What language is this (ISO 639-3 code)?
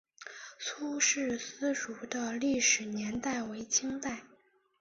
zho